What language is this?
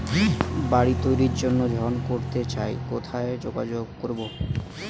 Bangla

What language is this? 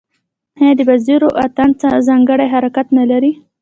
Pashto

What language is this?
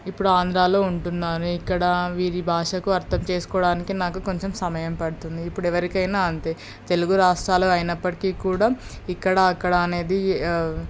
Telugu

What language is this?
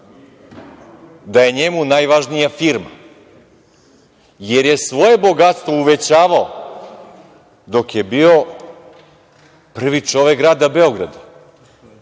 Serbian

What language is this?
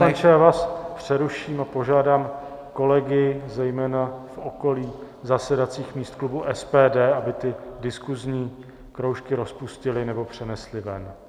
Czech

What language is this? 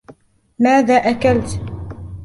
Arabic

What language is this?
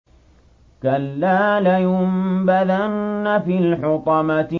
Arabic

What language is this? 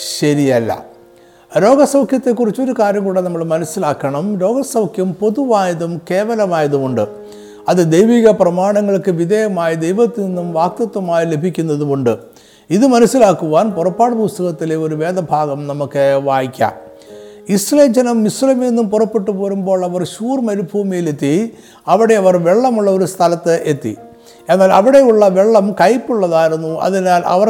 Malayalam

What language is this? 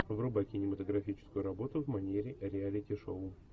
Russian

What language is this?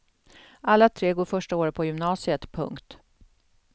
Swedish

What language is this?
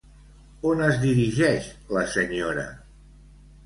Catalan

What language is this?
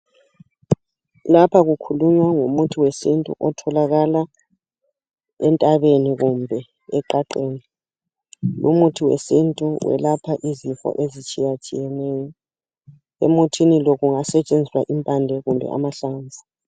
North Ndebele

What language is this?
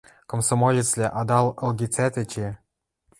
Western Mari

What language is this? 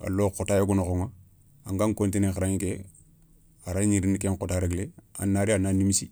Soninke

